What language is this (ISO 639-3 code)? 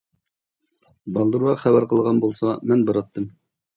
uig